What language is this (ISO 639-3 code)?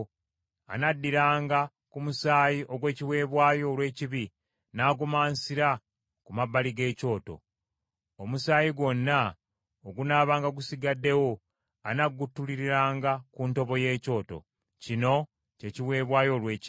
lug